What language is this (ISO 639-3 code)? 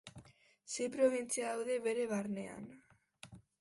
eus